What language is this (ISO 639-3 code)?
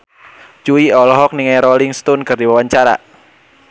sun